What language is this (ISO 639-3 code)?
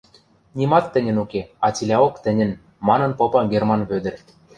mrj